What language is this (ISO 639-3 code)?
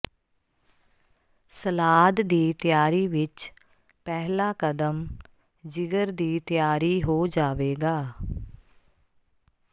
pan